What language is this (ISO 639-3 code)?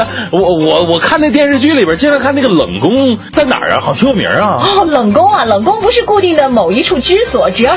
zho